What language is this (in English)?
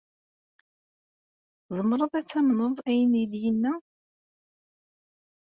Kabyle